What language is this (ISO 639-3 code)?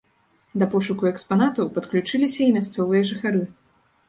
bel